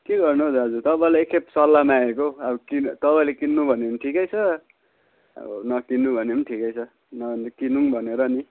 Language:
Nepali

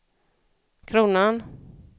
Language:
Swedish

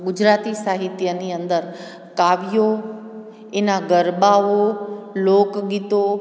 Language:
Gujarati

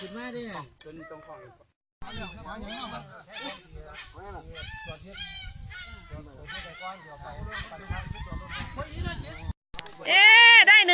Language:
Thai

